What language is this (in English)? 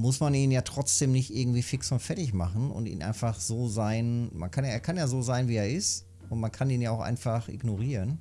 German